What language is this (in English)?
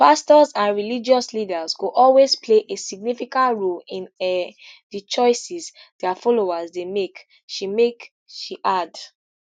Nigerian Pidgin